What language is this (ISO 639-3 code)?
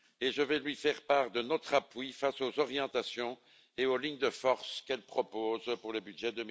fra